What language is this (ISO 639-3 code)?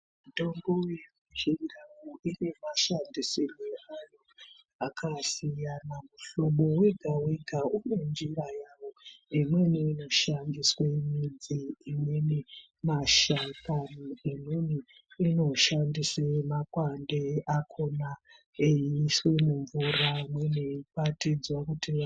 ndc